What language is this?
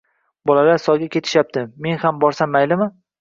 Uzbek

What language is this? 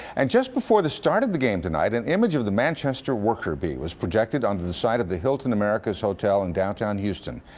English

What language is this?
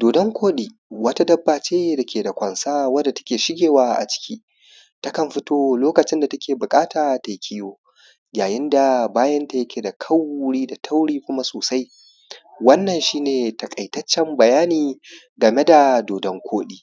Hausa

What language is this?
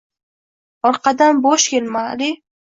Uzbek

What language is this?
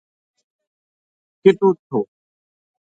Gujari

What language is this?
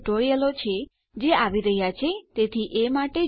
Gujarati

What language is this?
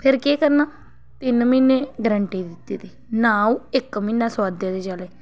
Dogri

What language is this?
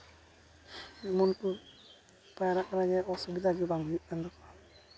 Santali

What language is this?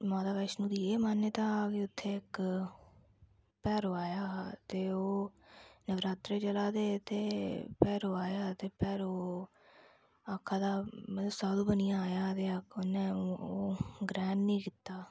Dogri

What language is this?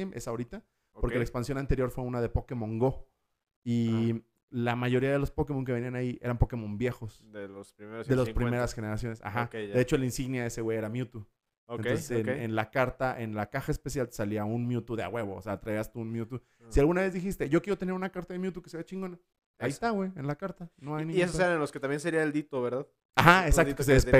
Spanish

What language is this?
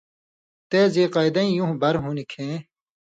Indus Kohistani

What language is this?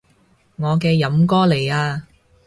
Cantonese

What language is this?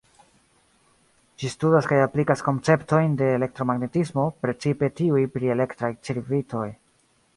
Esperanto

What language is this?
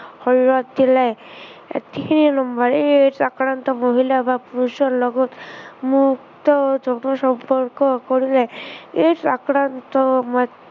Assamese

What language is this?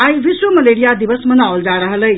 Maithili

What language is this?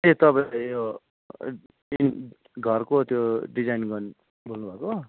Nepali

